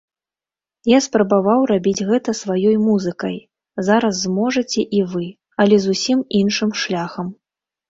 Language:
Belarusian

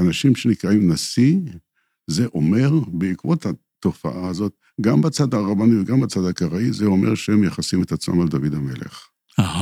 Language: Hebrew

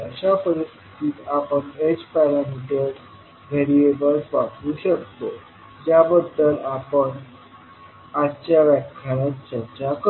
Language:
Marathi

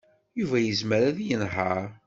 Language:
Kabyle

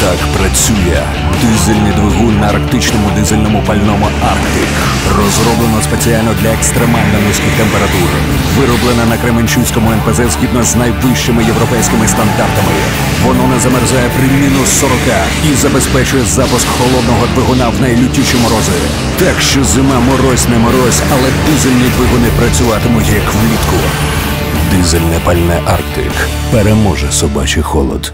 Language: Ukrainian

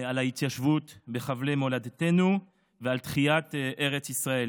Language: Hebrew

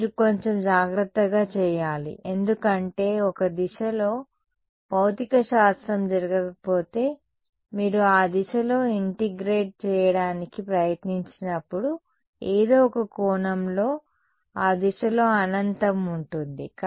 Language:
Telugu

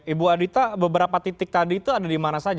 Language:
Indonesian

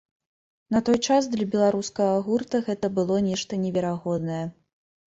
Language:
Belarusian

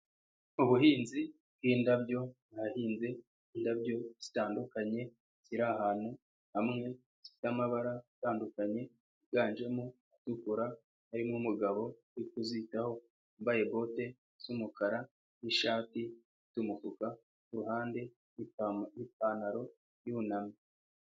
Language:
Kinyarwanda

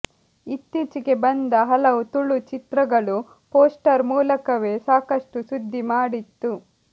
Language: Kannada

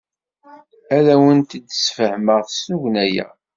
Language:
Kabyle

